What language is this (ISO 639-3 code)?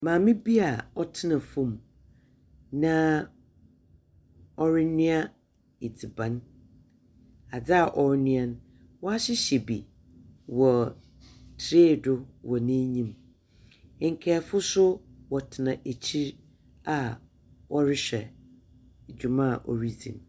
aka